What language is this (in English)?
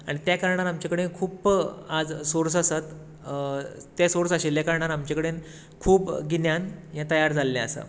Konkani